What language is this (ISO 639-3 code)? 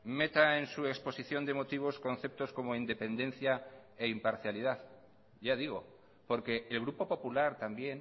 spa